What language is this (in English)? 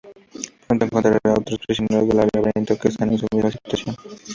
Spanish